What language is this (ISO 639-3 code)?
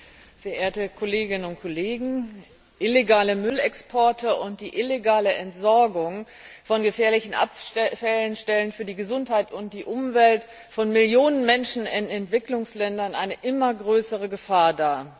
deu